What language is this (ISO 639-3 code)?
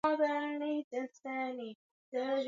swa